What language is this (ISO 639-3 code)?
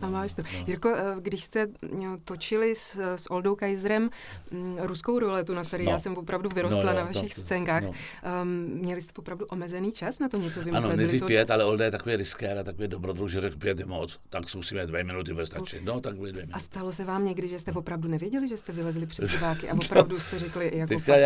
ces